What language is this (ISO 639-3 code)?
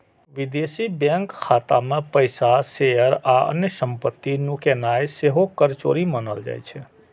mai